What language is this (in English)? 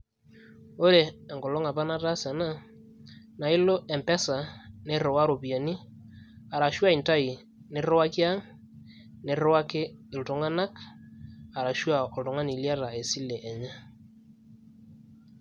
Masai